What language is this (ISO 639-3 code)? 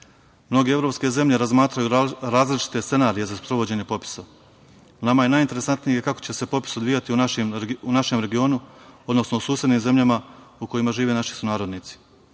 srp